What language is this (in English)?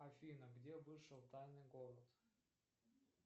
Russian